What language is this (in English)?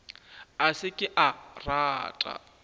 Northern Sotho